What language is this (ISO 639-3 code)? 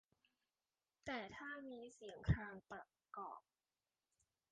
tha